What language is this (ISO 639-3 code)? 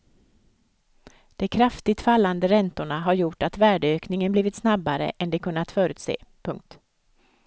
swe